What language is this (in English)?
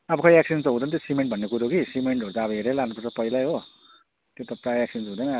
Nepali